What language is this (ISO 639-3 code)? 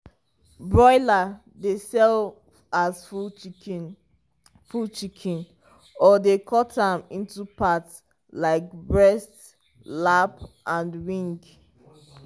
pcm